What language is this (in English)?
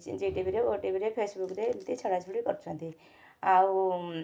Odia